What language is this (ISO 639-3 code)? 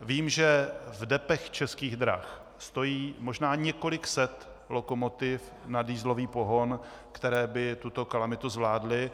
ces